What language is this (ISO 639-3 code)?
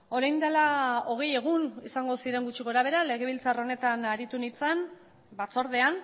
eus